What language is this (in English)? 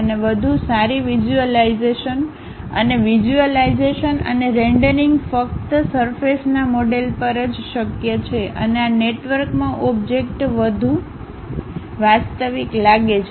Gujarati